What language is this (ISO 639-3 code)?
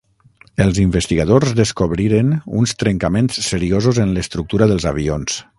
cat